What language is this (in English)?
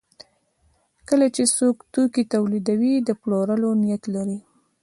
Pashto